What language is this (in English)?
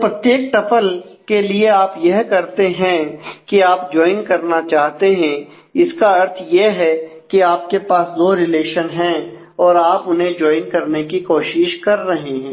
Hindi